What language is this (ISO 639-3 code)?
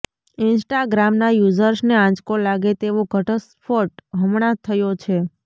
guj